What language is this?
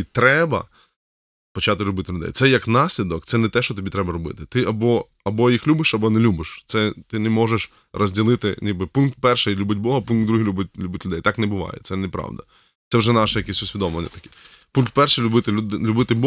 Ukrainian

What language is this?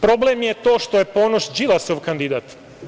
Serbian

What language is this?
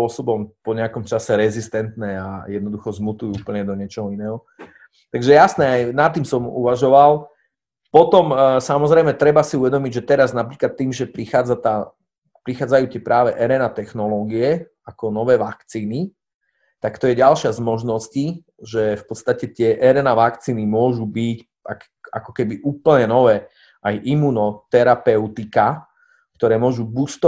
Slovak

